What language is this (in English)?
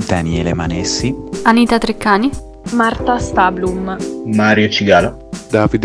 Italian